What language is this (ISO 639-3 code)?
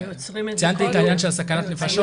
heb